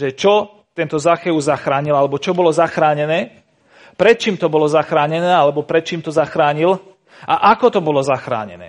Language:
Slovak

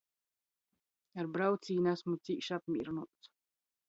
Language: Latgalian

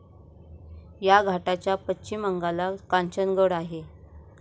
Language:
Marathi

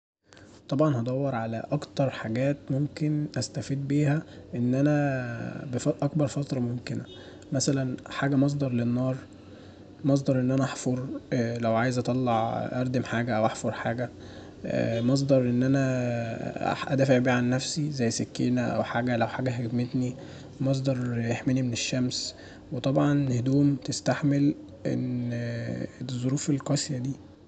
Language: Egyptian Arabic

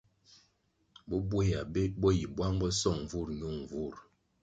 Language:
Kwasio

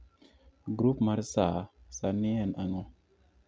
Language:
Luo (Kenya and Tanzania)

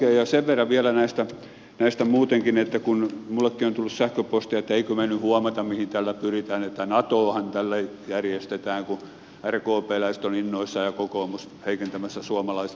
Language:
Finnish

